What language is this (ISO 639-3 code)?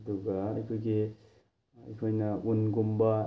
mni